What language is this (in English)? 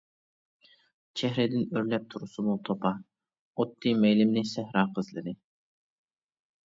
Uyghur